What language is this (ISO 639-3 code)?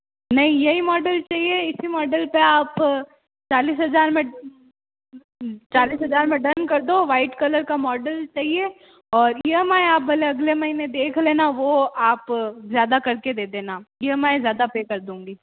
hin